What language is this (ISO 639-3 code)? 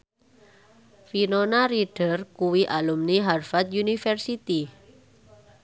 jav